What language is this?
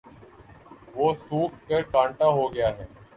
Urdu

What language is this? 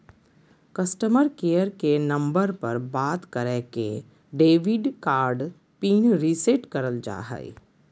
Magahi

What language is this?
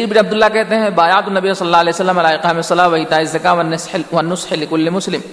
Urdu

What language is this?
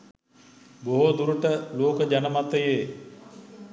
Sinhala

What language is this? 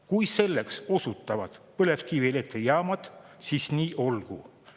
Estonian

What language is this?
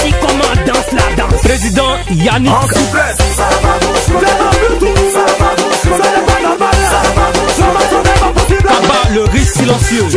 French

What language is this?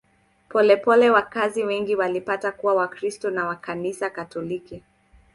Swahili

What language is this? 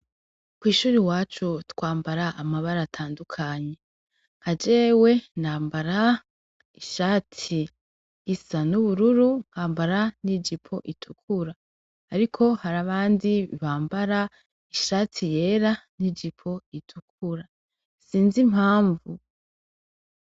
Rundi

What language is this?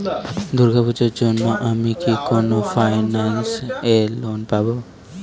Bangla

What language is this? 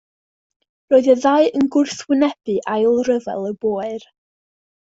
Welsh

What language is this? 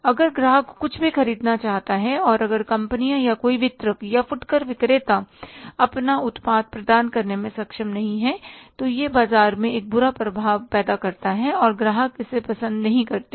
Hindi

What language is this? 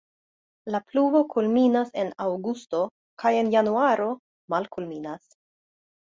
Esperanto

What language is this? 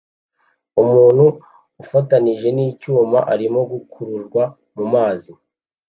Kinyarwanda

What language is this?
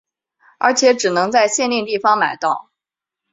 Chinese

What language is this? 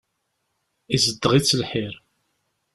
Kabyle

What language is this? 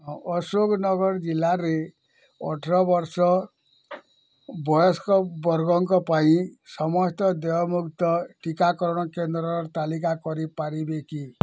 Odia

